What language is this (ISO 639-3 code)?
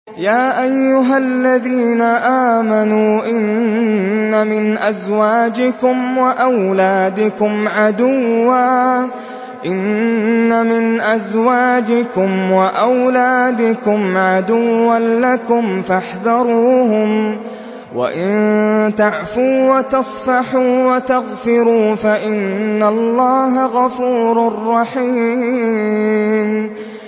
ara